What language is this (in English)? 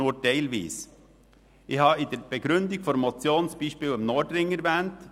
Swiss German